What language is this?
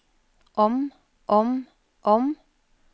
Norwegian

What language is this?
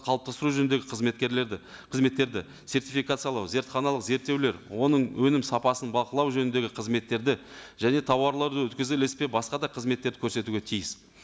Kazakh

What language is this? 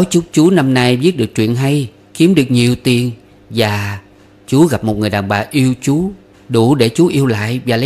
Vietnamese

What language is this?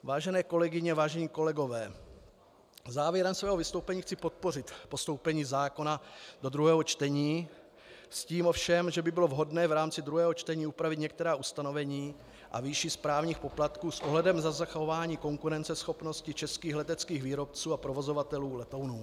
Czech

